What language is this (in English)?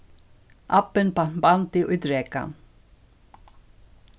Faroese